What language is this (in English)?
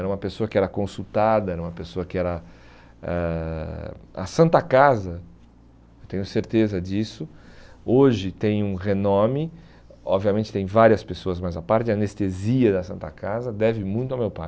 Portuguese